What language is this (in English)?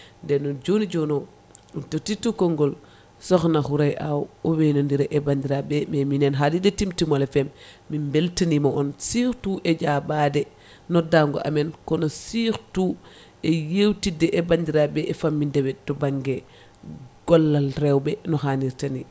Fula